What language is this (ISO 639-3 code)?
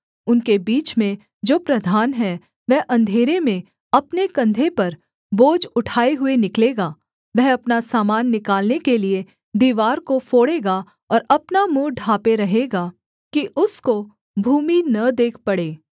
hin